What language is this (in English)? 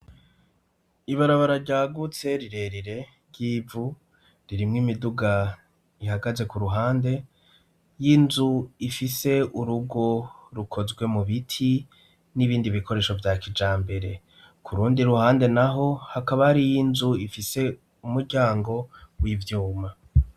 Rundi